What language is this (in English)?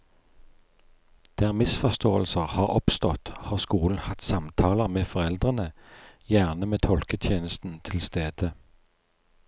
Norwegian